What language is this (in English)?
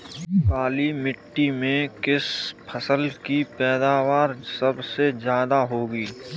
Hindi